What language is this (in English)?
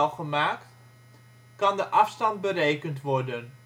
Dutch